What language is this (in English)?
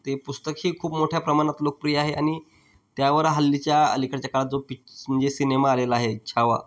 Marathi